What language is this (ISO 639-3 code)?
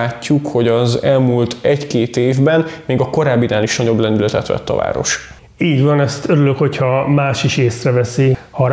hun